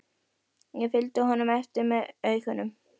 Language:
Icelandic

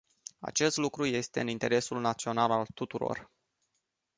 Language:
Romanian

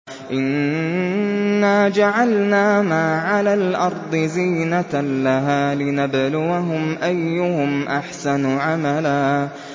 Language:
Arabic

